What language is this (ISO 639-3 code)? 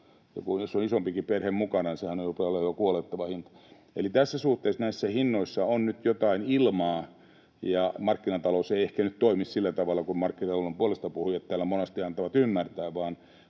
fin